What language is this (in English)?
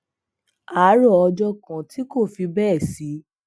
Yoruba